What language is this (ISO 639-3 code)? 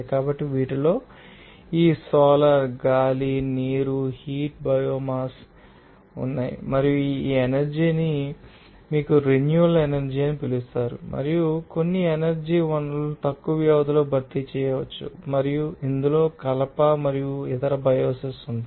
tel